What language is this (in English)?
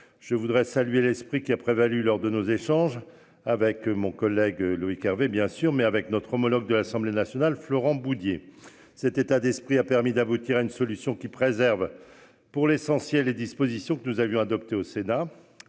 French